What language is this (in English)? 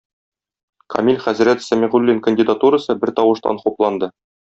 Tatar